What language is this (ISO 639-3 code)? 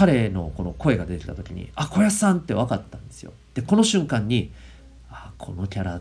jpn